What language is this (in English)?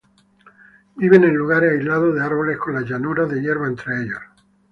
Spanish